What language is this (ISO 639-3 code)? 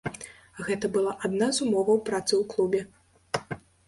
bel